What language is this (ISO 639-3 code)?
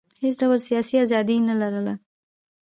pus